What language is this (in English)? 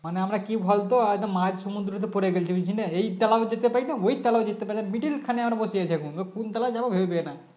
Bangla